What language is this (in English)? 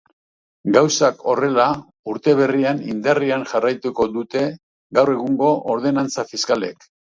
Basque